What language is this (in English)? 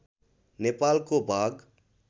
Nepali